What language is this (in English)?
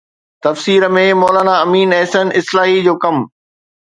Sindhi